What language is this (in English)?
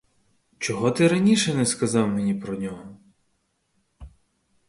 Ukrainian